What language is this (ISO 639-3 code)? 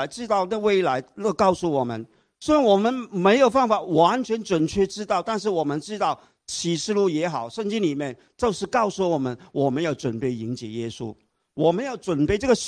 zho